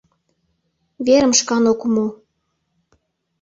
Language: Mari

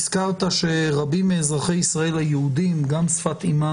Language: Hebrew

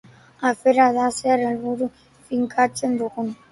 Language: Basque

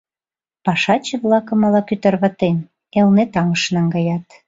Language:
Mari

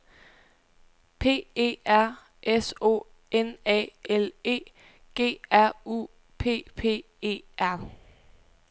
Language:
Danish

